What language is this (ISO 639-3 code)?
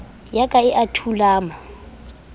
sot